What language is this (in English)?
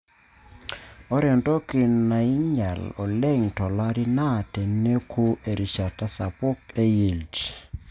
Masai